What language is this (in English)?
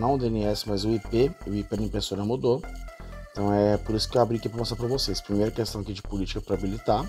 Portuguese